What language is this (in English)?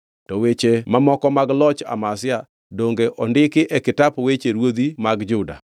Luo (Kenya and Tanzania)